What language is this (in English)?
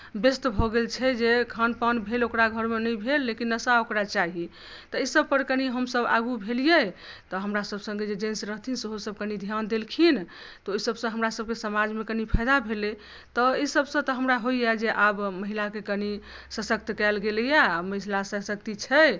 Maithili